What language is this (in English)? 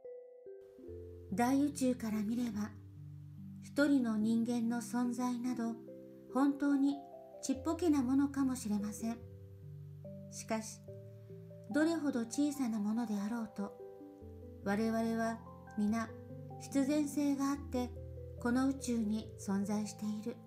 Japanese